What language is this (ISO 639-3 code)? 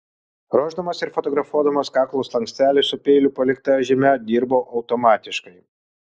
lit